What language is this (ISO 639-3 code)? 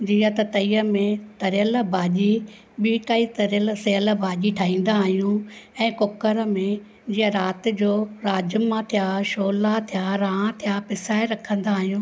snd